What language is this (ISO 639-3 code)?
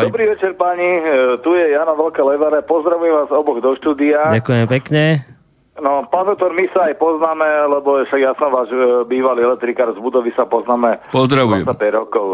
slk